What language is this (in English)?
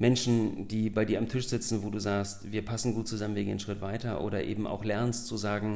German